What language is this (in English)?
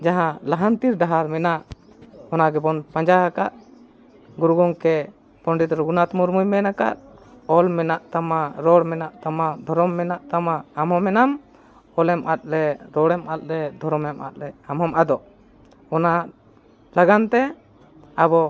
Santali